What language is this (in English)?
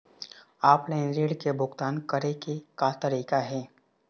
Chhattisgarhi